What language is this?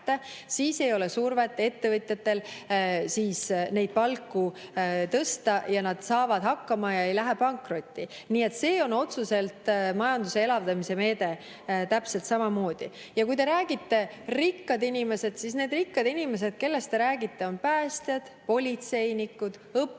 Estonian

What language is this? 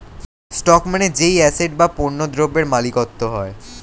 Bangla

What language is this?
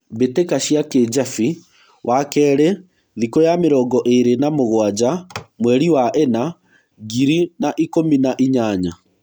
Kikuyu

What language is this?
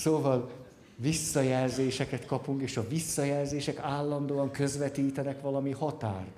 Hungarian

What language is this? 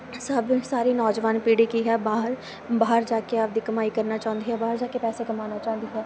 Punjabi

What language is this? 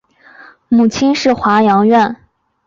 Chinese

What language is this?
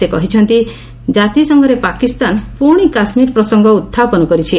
Odia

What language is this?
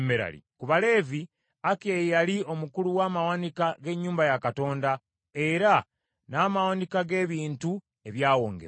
Ganda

